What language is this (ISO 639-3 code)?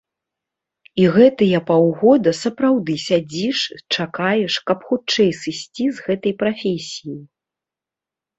bel